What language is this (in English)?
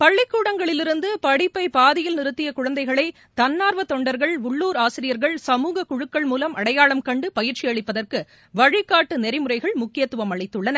Tamil